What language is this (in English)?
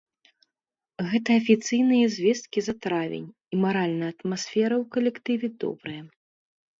Belarusian